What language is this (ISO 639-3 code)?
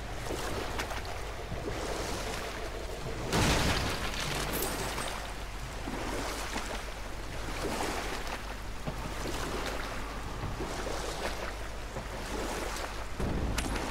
ita